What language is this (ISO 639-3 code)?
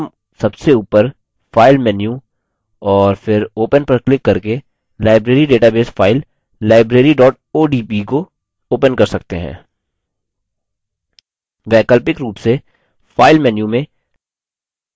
hin